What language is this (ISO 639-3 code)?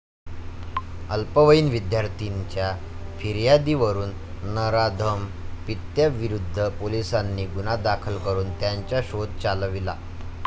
mar